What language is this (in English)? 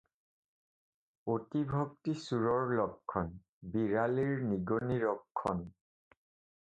Assamese